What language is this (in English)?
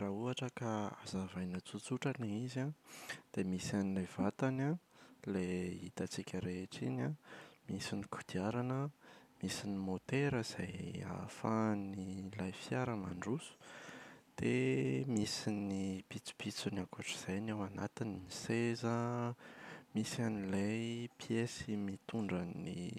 Malagasy